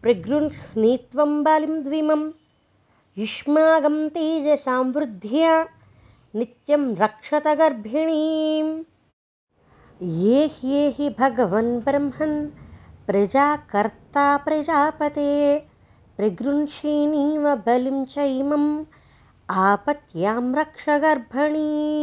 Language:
Telugu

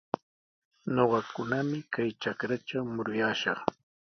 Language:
Sihuas Ancash Quechua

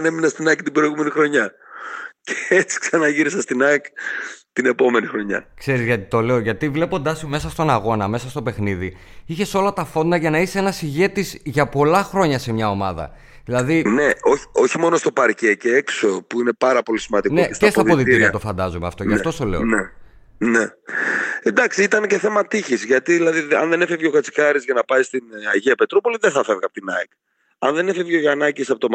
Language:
Greek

